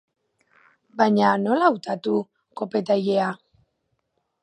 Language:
Basque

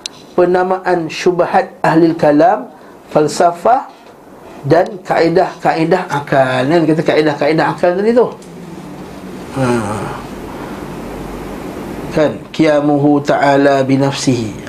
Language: Malay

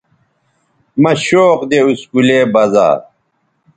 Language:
Bateri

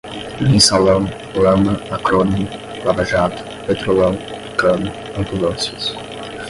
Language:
Portuguese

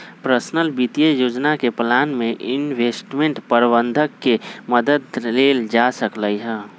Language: Magahi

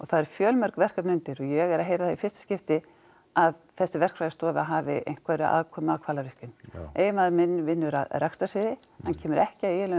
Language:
Icelandic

